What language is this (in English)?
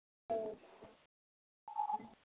Manipuri